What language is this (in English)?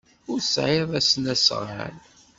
Kabyle